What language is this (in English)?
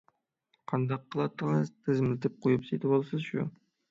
Uyghur